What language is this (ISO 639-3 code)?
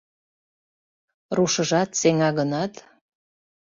chm